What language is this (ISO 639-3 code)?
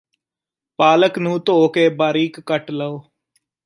pan